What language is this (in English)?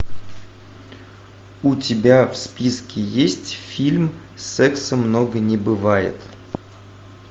Russian